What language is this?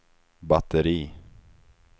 Swedish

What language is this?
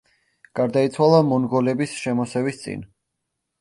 Georgian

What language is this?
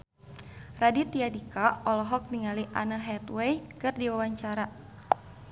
Sundanese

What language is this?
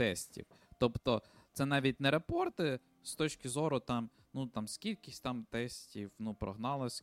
Ukrainian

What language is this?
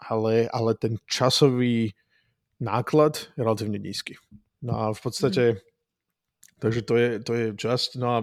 Czech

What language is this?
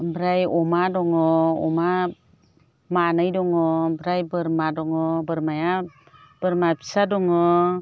Bodo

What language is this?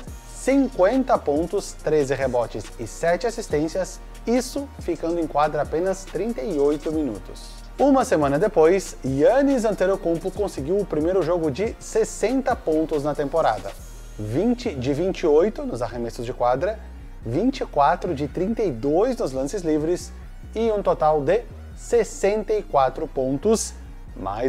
Portuguese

